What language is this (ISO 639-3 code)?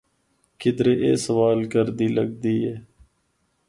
hno